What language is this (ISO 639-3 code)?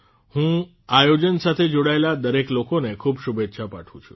guj